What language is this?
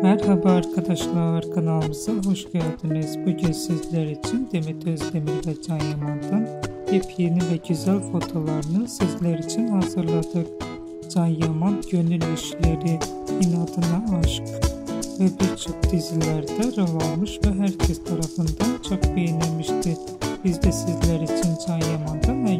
Turkish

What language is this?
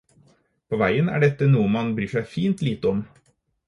Norwegian Bokmål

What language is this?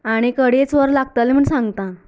Konkani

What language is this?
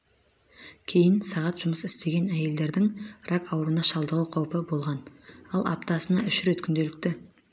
Kazakh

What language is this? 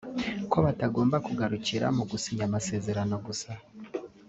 Kinyarwanda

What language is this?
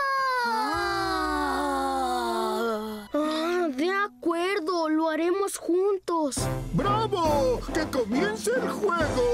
Spanish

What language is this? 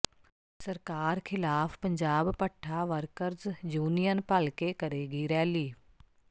Punjabi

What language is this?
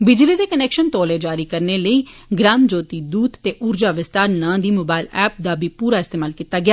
Dogri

